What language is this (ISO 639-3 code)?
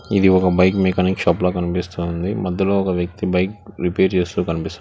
tel